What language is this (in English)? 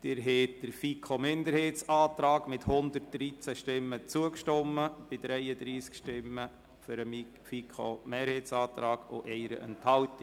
Swiss German